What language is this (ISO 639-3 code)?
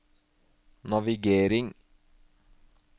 nor